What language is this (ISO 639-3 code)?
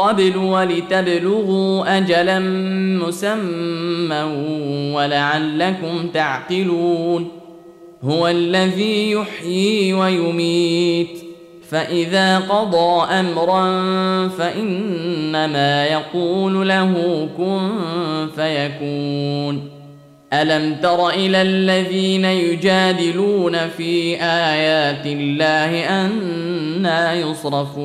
ara